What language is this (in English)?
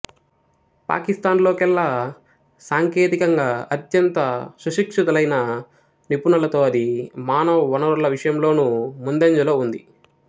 Telugu